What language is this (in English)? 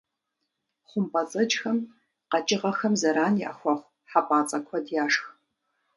Kabardian